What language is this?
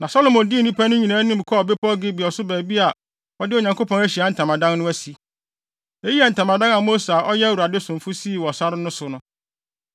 Akan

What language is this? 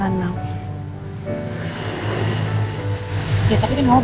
Indonesian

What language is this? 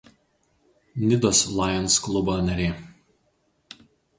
Lithuanian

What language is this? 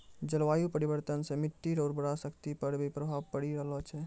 Maithili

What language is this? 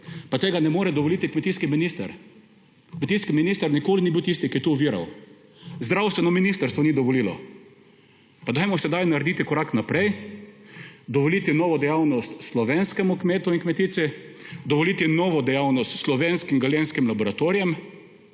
Slovenian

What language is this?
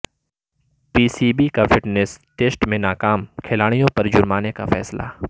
Urdu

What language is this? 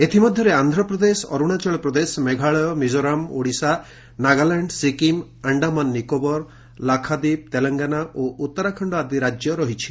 Odia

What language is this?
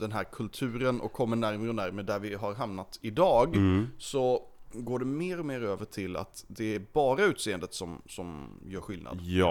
Swedish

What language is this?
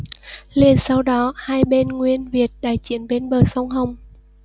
Vietnamese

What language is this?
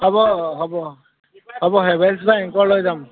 Assamese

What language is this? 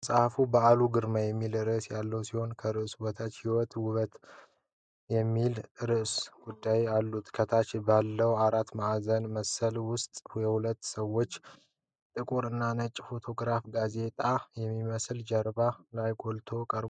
Amharic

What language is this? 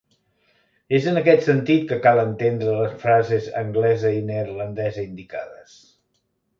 Catalan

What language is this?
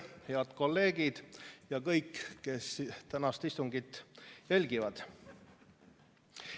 Estonian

